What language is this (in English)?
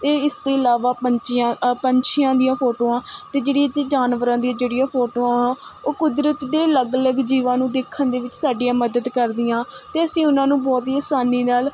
Punjabi